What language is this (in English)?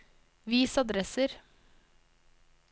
Norwegian